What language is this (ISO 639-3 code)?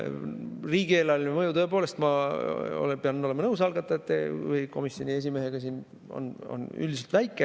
est